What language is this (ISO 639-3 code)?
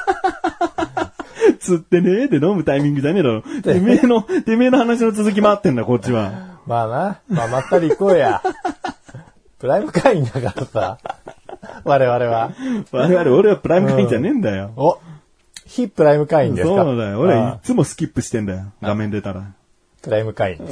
jpn